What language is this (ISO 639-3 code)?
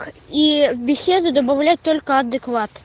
rus